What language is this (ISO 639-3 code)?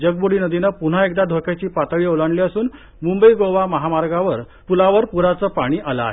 mar